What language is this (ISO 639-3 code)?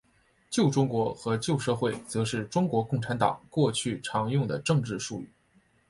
zho